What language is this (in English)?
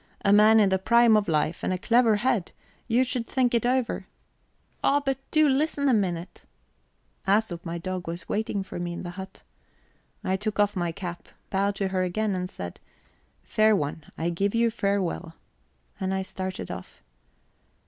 English